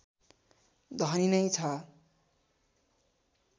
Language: Nepali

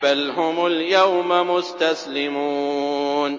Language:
Arabic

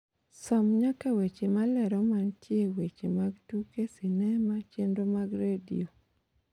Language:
Luo (Kenya and Tanzania)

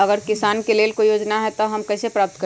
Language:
Magahi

